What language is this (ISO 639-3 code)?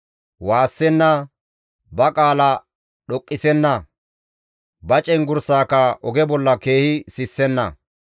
gmv